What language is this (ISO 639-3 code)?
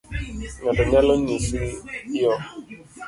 luo